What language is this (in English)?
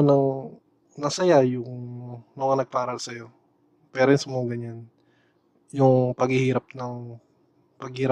Filipino